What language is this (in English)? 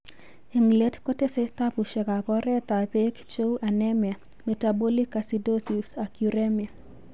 Kalenjin